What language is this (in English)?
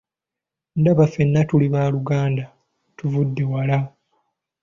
Ganda